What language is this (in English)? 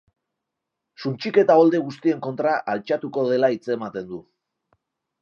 Basque